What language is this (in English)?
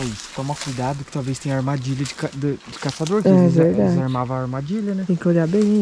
Portuguese